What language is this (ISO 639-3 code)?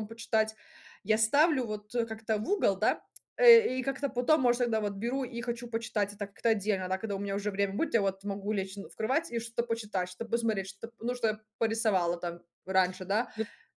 rus